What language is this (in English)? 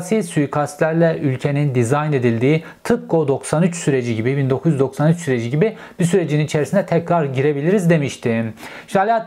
Turkish